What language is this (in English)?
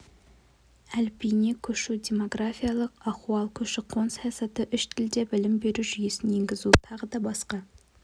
Kazakh